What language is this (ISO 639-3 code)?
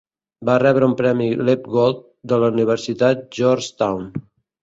cat